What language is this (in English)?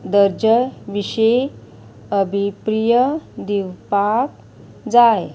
Konkani